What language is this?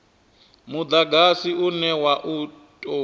Venda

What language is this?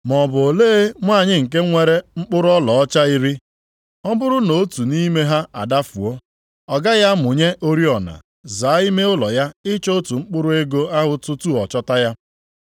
Igbo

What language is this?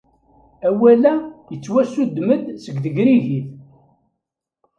Kabyle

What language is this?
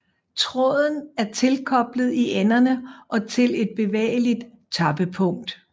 Danish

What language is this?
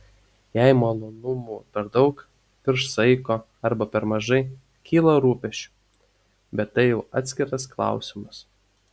Lithuanian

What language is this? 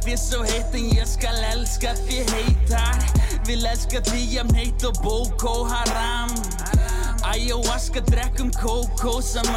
Greek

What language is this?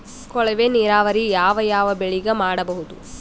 Kannada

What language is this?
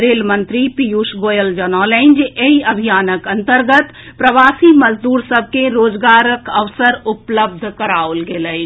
Maithili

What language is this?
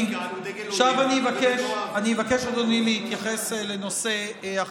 Hebrew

